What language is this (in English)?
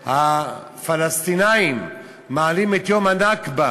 Hebrew